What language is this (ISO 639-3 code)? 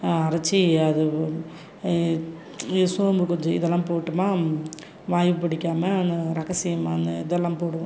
tam